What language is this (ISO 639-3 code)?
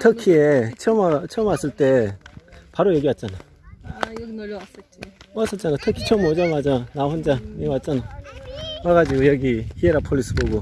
kor